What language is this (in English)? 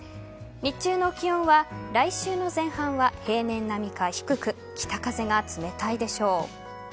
Japanese